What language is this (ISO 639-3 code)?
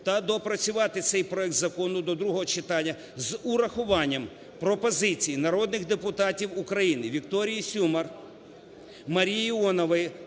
ukr